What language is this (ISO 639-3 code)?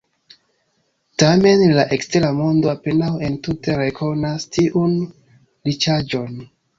epo